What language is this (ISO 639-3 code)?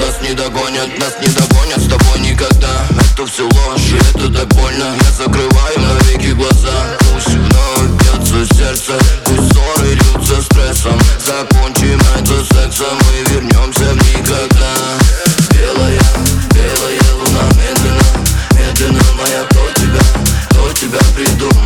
rus